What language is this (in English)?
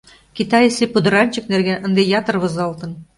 Mari